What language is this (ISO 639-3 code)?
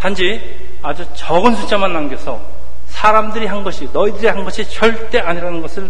kor